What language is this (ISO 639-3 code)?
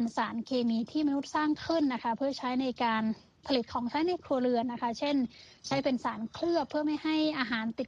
tha